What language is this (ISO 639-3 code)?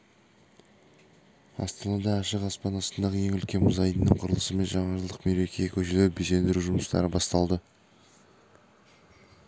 kaz